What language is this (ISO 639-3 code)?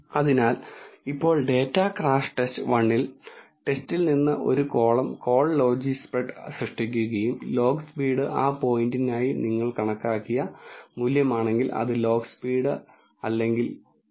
mal